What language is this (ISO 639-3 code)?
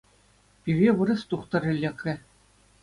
chv